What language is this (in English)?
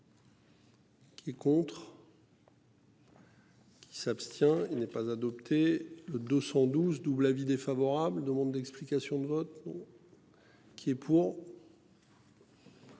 French